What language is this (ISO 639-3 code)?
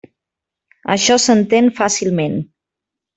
cat